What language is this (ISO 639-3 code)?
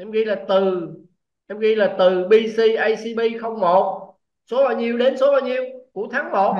vie